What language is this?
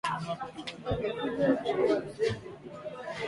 Swahili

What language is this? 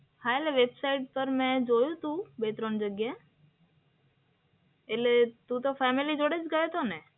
Gujarati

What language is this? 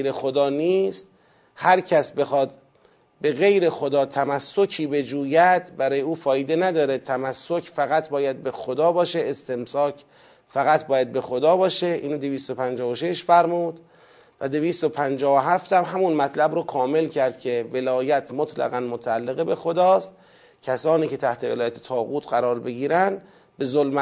Persian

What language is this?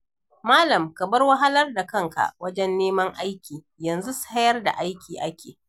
Hausa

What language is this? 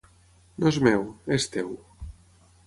Catalan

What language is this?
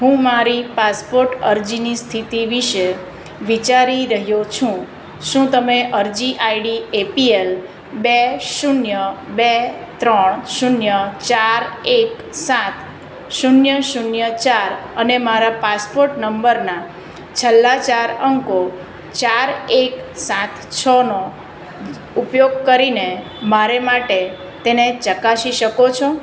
Gujarati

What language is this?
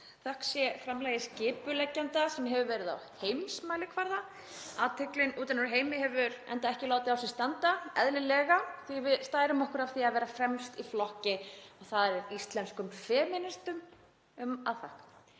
Icelandic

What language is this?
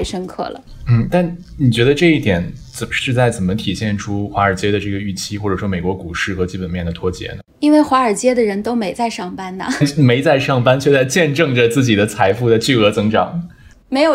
Chinese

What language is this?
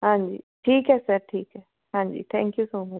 Punjabi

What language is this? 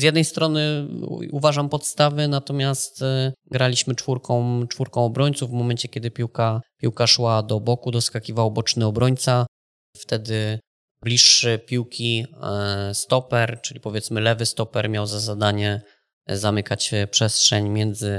Polish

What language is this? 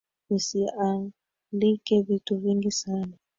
Swahili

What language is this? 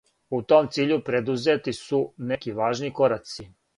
Serbian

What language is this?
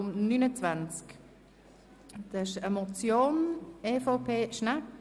Swiss German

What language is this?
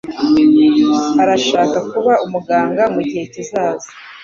Kinyarwanda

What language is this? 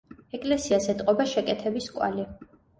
Georgian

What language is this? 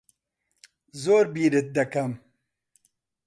Central Kurdish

